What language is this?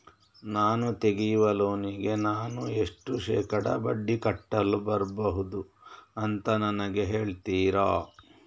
Kannada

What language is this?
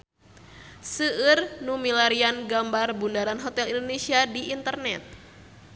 Sundanese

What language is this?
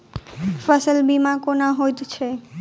Maithili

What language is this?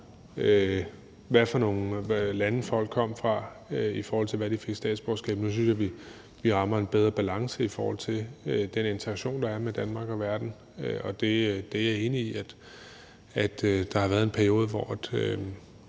Danish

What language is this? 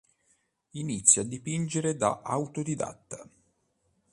Italian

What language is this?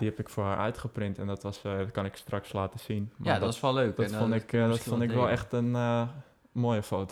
Dutch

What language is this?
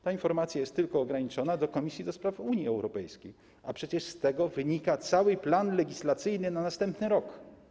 Polish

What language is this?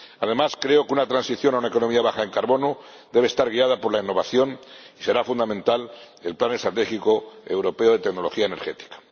Spanish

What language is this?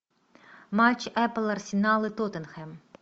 Russian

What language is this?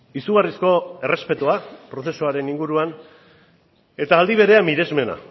Basque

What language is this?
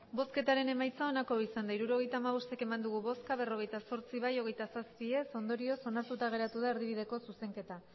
Basque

